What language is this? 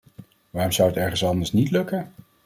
Dutch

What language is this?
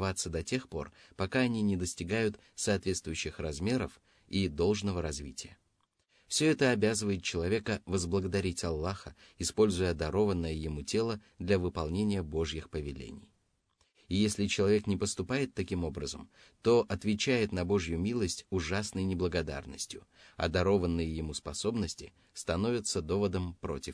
Russian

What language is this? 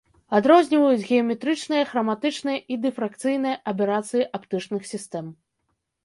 Belarusian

